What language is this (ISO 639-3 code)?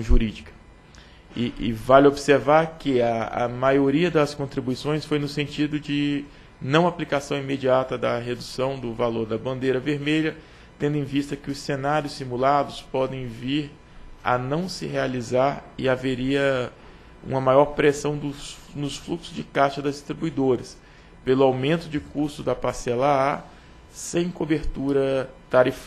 por